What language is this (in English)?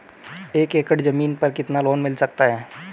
Hindi